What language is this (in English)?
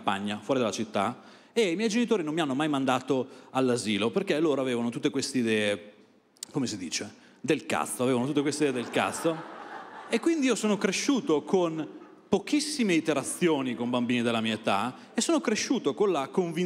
Italian